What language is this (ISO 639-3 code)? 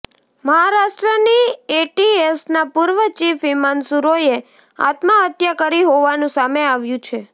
guj